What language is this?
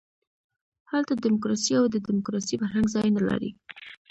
Pashto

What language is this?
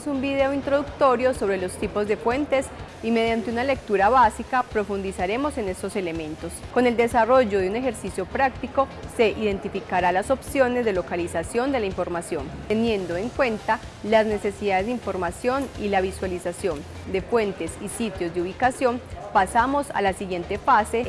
Spanish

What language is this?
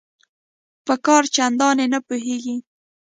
Pashto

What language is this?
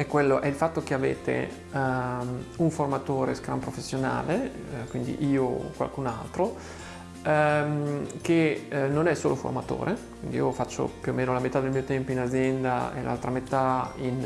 Italian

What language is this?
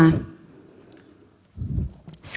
Indonesian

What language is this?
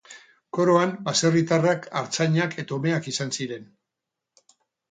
Basque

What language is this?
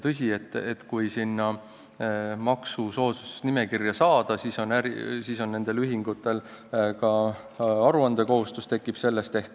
Estonian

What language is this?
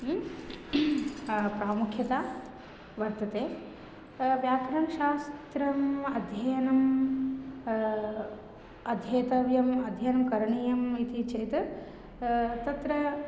Sanskrit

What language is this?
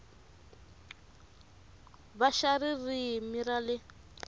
Tsonga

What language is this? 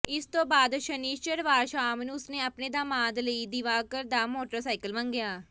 Punjabi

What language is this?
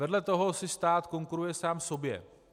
Czech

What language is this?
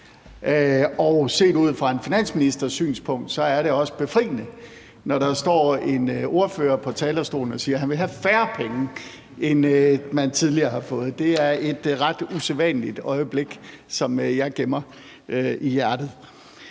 Danish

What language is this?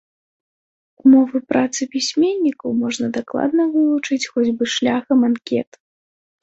Belarusian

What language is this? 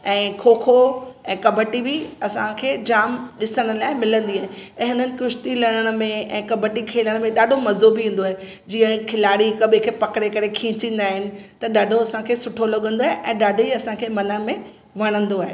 Sindhi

